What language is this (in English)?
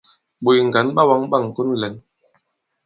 Bankon